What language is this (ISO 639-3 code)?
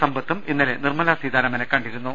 mal